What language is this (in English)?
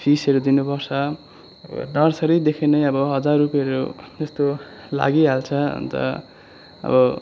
Nepali